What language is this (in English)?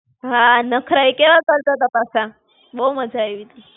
Gujarati